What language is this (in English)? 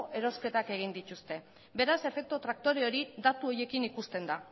Basque